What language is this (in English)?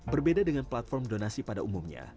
Indonesian